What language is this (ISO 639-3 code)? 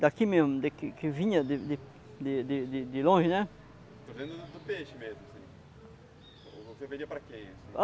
por